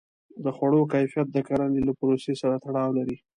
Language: Pashto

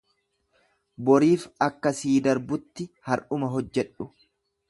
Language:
Oromo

